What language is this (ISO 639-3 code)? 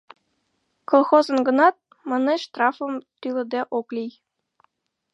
chm